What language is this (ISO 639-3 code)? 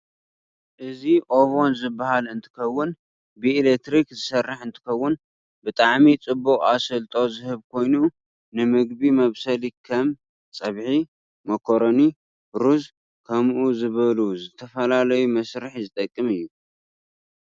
tir